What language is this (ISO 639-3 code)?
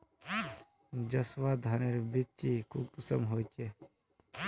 mag